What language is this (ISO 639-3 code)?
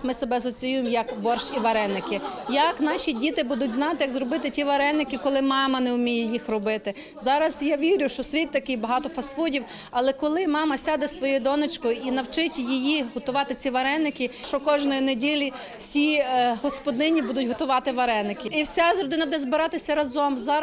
ukr